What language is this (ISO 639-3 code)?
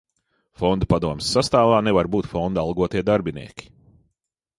lav